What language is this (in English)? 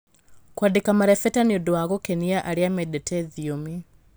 Kikuyu